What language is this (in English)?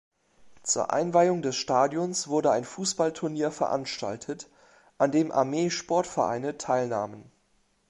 German